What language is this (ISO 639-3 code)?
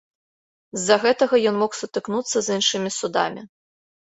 bel